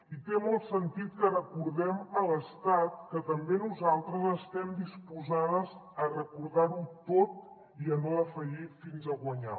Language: Catalan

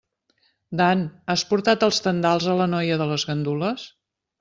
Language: Catalan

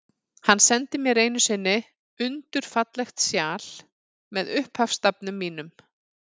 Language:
Icelandic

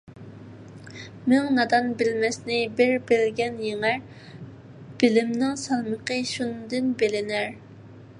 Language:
Uyghur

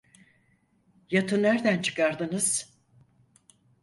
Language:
Turkish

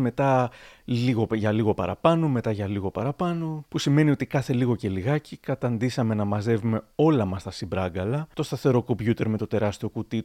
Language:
Greek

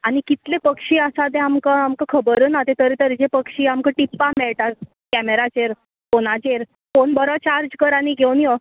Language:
Konkani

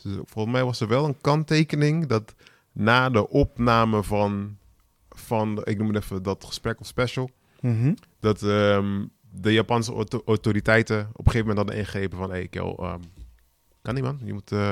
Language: Dutch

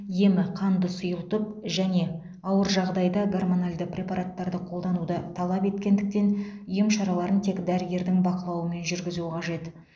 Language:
Kazakh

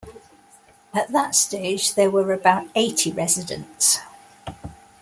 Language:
English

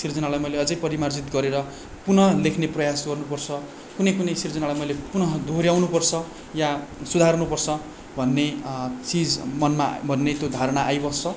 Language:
Nepali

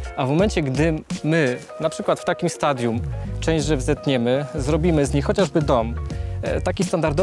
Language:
Polish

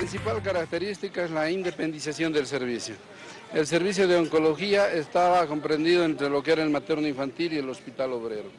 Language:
Spanish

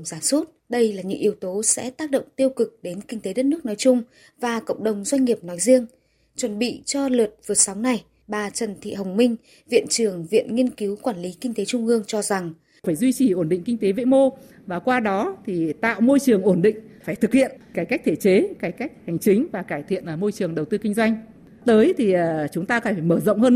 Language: Vietnamese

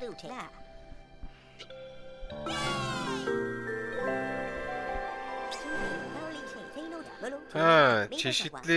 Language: Turkish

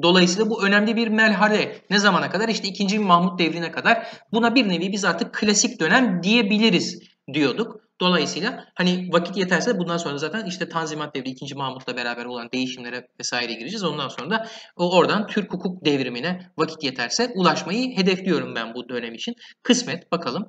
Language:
Turkish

